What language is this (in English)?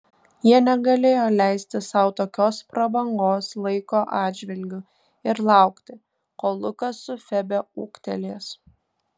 Lithuanian